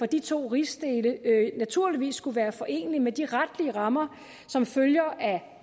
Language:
Danish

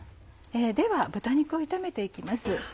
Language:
Japanese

